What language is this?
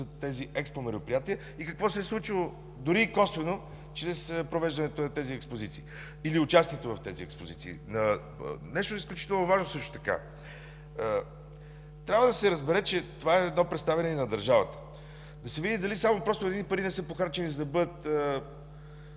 Bulgarian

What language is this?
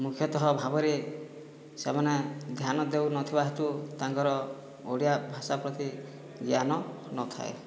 Odia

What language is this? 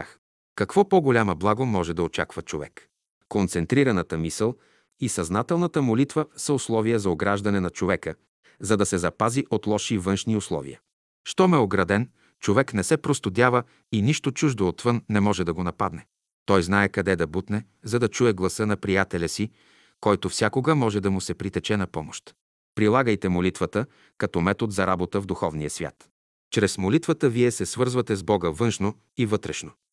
Bulgarian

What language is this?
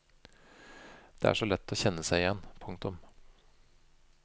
Norwegian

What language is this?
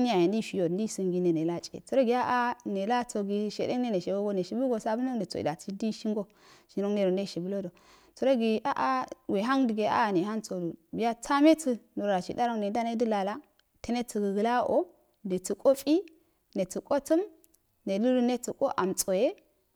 Afade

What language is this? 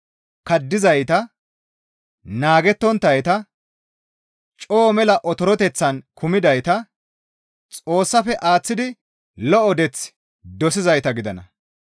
Gamo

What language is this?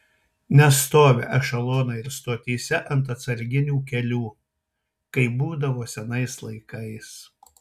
Lithuanian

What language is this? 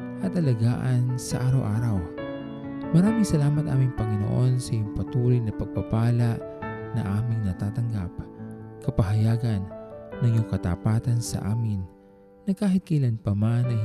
Filipino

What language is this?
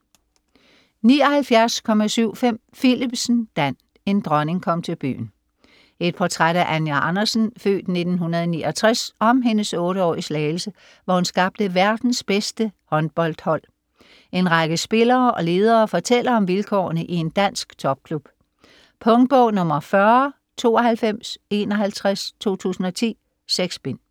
Danish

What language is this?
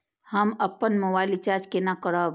Maithili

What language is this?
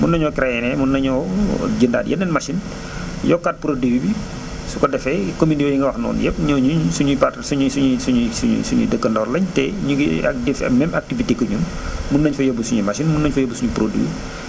Wolof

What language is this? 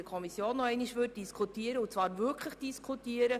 Swiss German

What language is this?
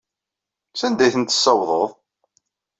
Kabyle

